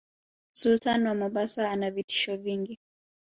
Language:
Swahili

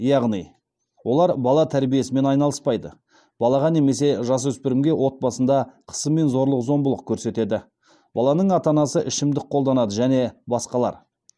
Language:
Kazakh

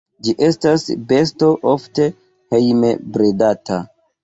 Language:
Esperanto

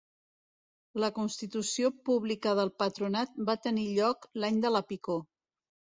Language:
Catalan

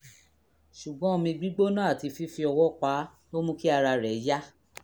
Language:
Yoruba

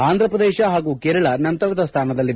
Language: Kannada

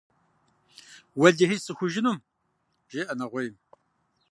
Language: Kabardian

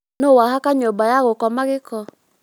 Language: Kikuyu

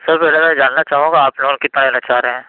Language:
Urdu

